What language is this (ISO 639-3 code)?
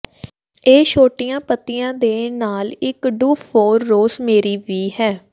pan